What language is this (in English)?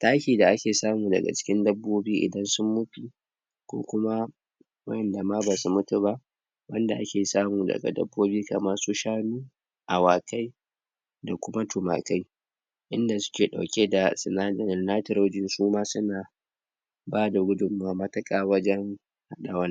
Hausa